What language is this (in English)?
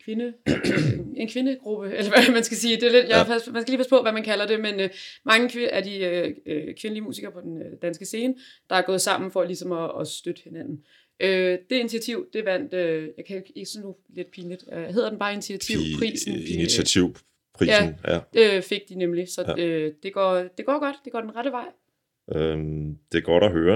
Danish